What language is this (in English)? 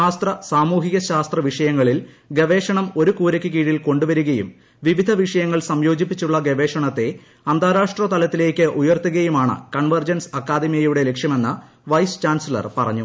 Malayalam